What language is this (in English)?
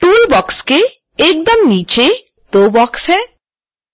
Hindi